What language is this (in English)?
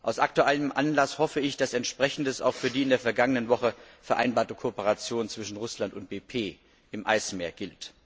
German